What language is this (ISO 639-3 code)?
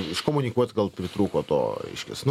lit